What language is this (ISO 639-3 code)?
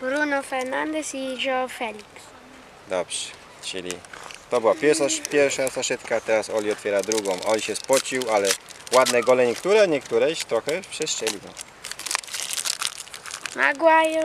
pol